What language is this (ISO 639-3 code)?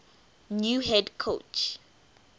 eng